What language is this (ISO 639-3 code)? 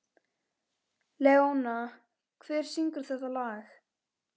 isl